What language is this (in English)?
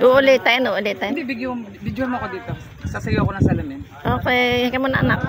Filipino